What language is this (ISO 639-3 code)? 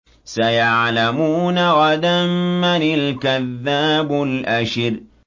ara